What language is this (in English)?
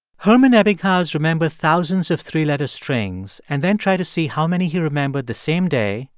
English